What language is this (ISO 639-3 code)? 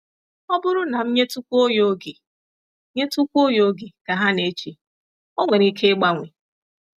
ibo